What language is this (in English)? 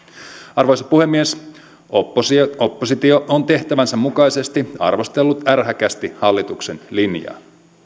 Finnish